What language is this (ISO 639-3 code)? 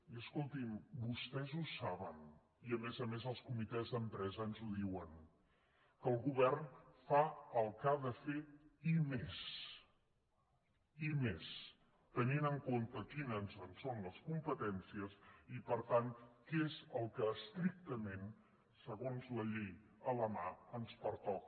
cat